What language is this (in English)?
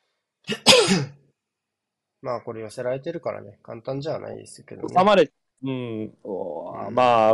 Japanese